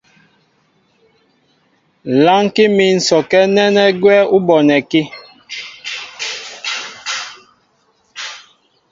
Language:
Mbo (Cameroon)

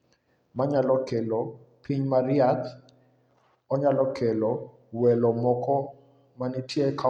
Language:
Luo (Kenya and Tanzania)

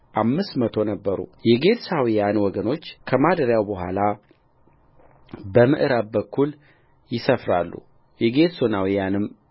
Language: Amharic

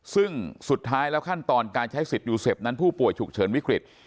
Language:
Thai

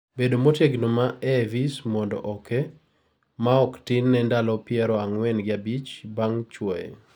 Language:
Luo (Kenya and Tanzania)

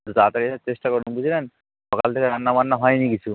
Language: Bangla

